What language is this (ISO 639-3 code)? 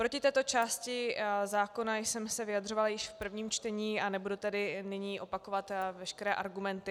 ces